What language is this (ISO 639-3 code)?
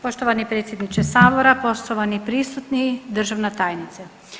hrv